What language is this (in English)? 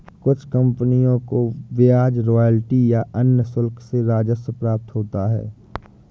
Hindi